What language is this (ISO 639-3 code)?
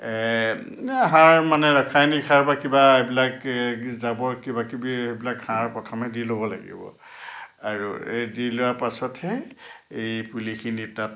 asm